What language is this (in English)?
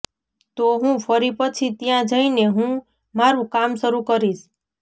Gujarati